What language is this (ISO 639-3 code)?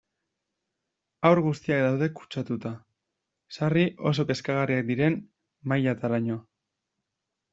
eus